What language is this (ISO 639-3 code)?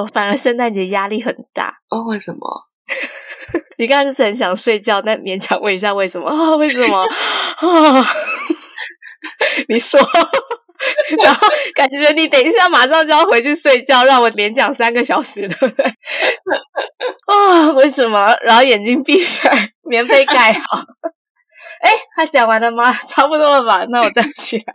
zho